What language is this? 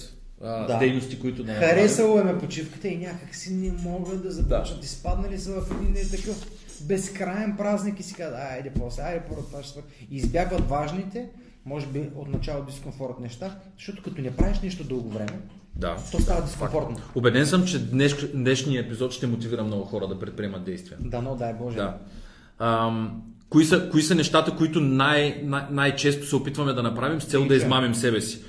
Bulgarian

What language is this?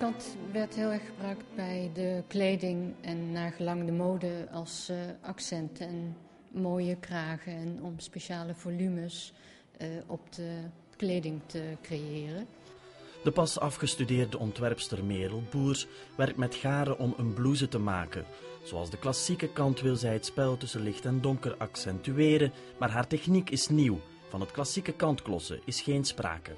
Dutch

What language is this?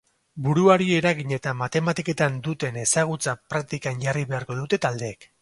Basque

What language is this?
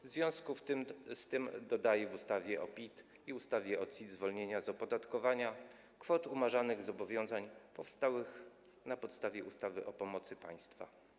Polish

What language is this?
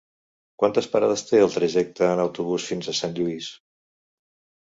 Catalan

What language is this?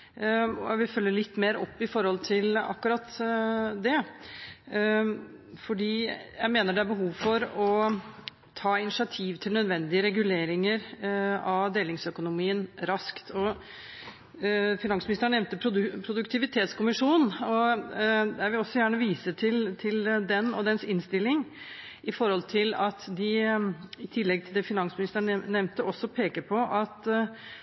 Norwegian Bokmål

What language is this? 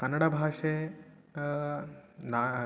Sanskrit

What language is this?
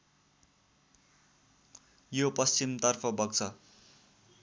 Nepali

